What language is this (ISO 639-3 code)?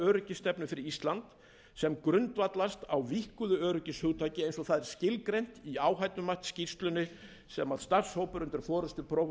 isl